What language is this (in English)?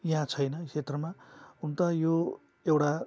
Nepali